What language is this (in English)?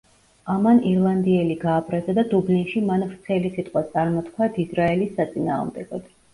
Georgian